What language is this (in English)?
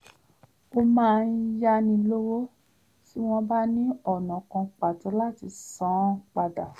Yoruba